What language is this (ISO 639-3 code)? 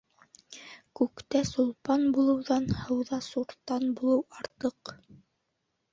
bak